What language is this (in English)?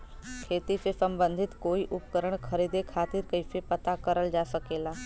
Bhojpuri